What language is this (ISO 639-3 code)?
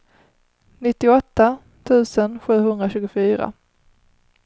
swe